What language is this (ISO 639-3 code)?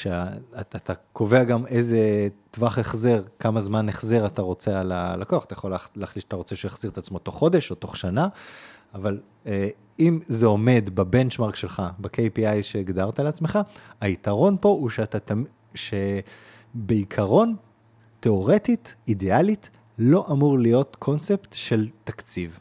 heb